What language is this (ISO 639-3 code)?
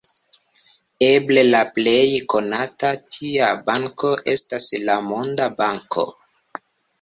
epo